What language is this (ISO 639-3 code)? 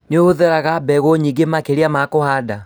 kik